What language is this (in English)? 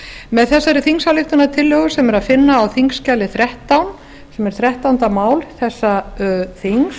Icelandic